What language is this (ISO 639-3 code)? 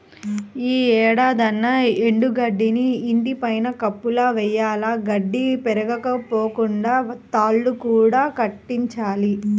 tel